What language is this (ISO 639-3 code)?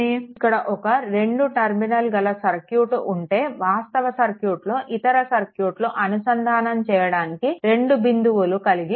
tel